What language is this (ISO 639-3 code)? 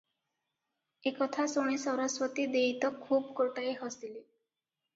ori